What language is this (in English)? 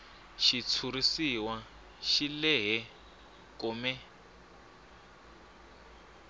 Tsonga